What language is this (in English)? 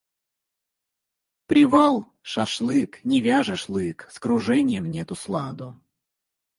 Russian